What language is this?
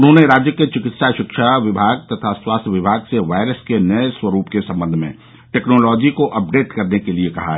Hindi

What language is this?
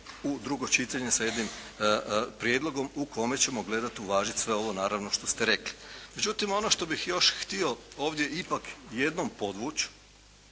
Croatian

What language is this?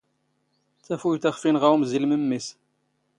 Standard Moroccan Tamazight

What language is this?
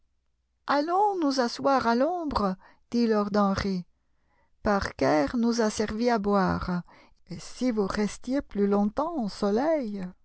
French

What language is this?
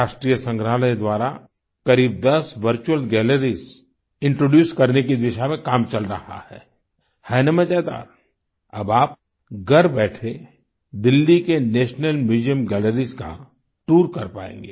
Hindi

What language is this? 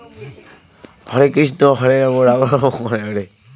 Bangla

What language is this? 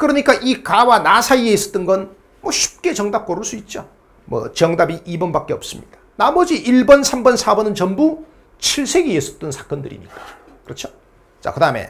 Korean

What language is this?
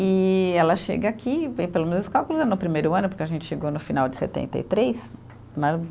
Portuguese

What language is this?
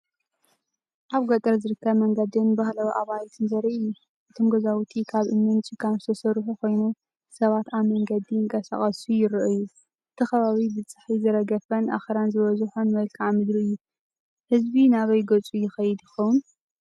Tigrinya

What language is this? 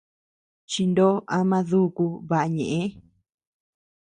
Tepeuxila Cuicatec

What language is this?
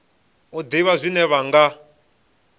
Venda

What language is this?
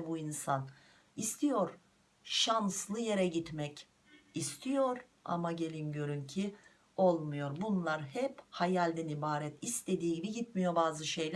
Turkish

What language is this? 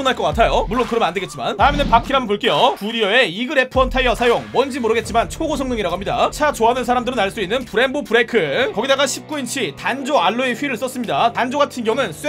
Korean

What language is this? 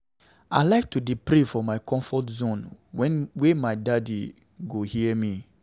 Nigerian Pidgin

